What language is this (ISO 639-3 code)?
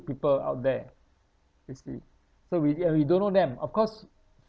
eng